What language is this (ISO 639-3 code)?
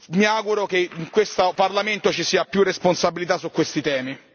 ita